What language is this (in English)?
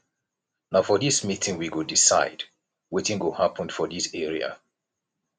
Nigerian Pidgin